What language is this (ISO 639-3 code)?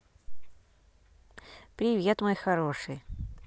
rus